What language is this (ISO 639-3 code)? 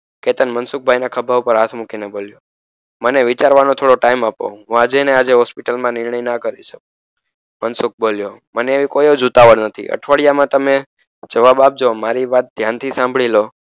guj